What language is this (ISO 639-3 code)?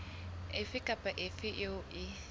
sot